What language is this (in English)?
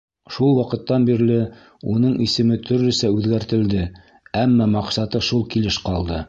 Bashkir